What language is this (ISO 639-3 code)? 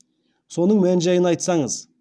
kaz